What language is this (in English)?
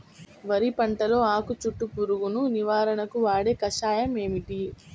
Telugu